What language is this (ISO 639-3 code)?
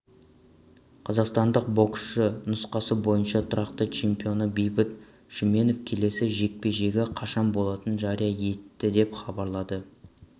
kaz